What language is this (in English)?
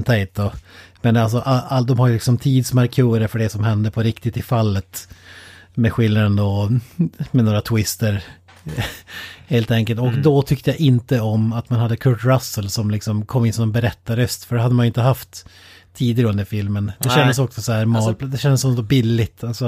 Swedish